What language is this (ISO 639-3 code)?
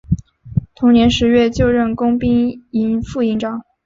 zho